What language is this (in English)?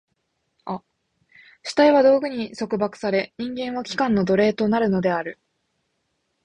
Japanese